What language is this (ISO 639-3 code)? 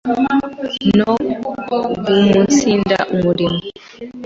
kin